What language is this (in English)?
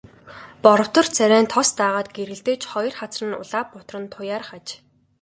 Mongolian